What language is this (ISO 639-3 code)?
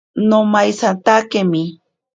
prq